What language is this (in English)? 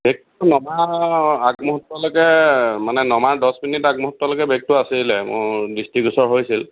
Assamese